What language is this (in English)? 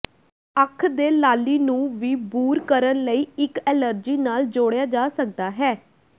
Punjabi